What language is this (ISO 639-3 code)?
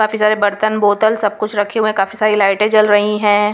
hin